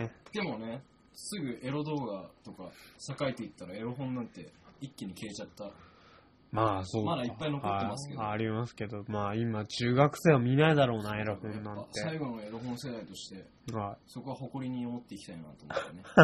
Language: Japanese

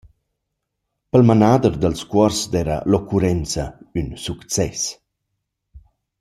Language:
Romansh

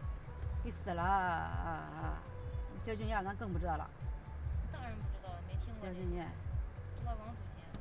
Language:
Chinese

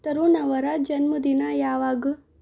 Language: Kannada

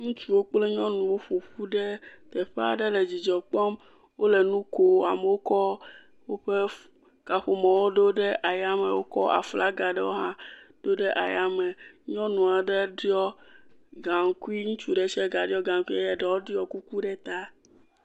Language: Ewe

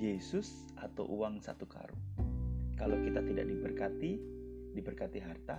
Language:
Indonesian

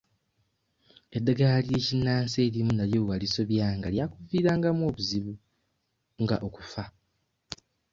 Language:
Ganda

